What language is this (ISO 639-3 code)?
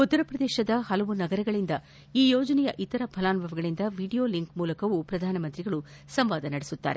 kan